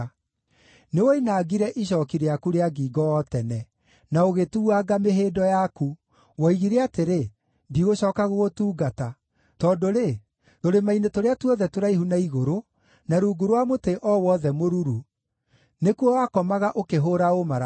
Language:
Kikuyu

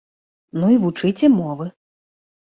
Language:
Belarusian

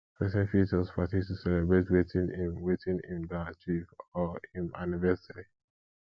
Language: Nigerian Pidgin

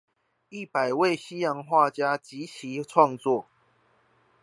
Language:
Chinese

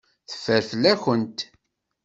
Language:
Kabyle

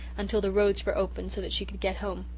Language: English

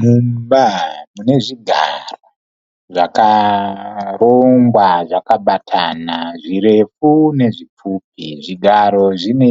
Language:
Shona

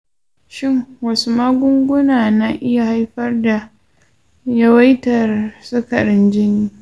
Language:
Hausa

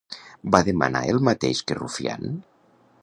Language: Catalan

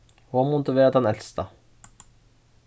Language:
Faroese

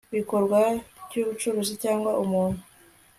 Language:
Kinyarwanda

